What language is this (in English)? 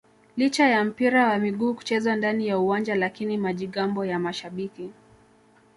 Swahili